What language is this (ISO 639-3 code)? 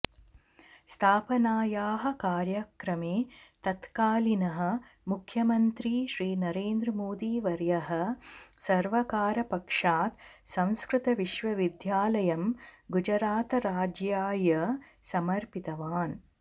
san